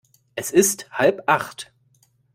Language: German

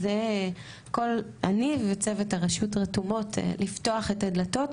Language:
Hebrew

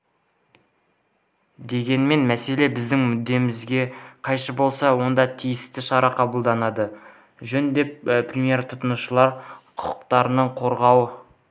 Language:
Kazakh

